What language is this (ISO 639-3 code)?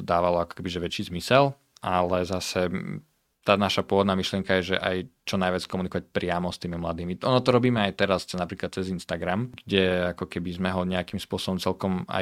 slk